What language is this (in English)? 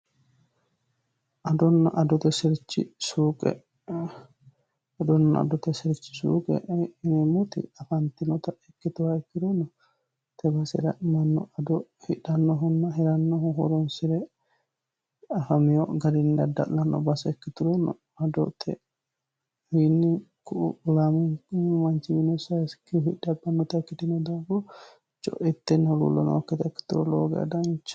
Sidamo